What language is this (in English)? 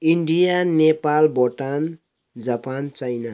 Nepali